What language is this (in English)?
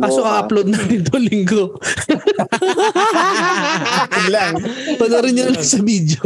Filipino